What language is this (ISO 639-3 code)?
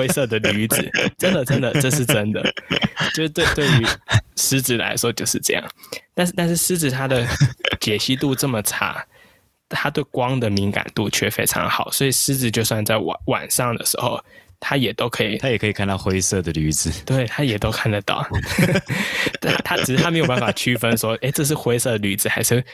zho